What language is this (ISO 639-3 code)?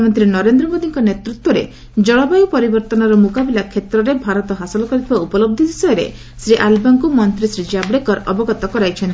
ori